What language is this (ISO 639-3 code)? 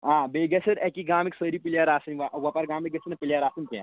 kas